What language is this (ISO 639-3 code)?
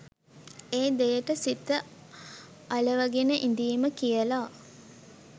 sin